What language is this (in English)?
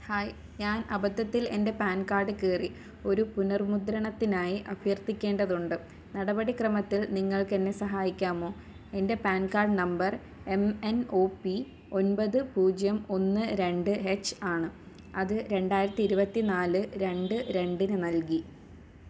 Malayalam